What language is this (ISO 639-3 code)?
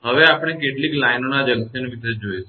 guj